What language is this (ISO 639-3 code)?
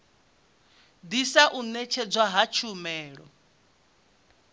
ven